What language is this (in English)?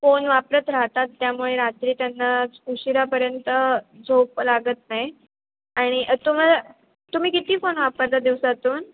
Marathi